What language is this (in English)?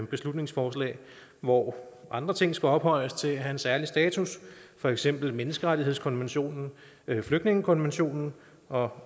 Danish